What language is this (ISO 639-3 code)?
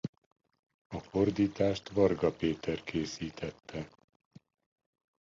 hun